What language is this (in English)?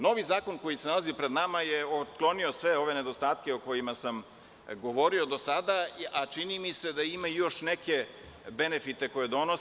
Serbian